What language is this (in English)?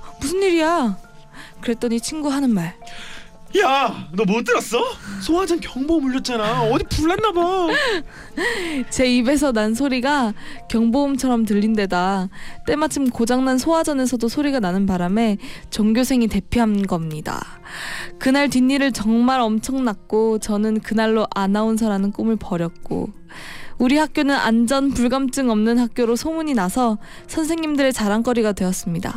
Korean